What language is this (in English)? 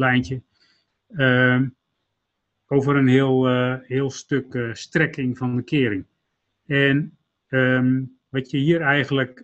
Dutch